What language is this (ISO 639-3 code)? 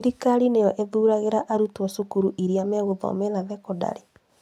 kik